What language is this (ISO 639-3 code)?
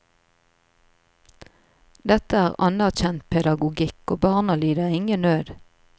nor